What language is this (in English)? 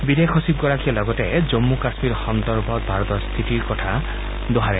Assamese